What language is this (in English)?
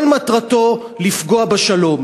Hebrew